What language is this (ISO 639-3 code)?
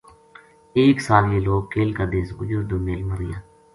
gju